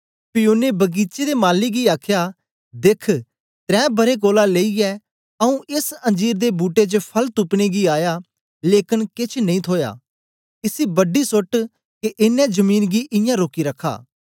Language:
Dogri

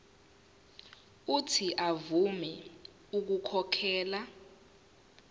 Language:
Zulu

